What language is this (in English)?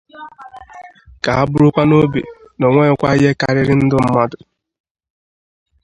Igbo